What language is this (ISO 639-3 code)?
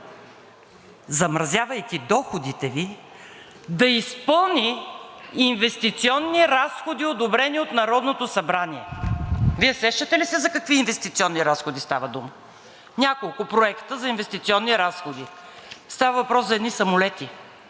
bul